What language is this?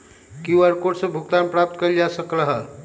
Magahi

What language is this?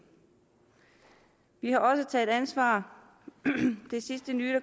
Danish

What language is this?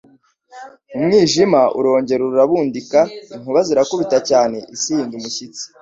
Kinyarwanda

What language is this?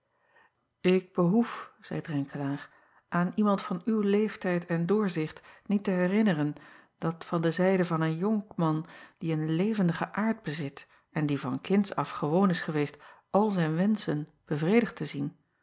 Dutch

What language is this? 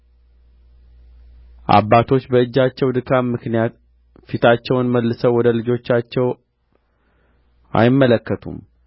Amharic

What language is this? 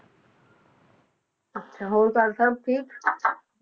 Punjabi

